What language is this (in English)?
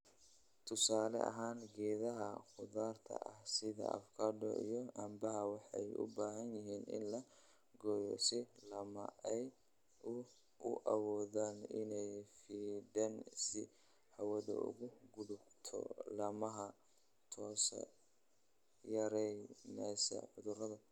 Somali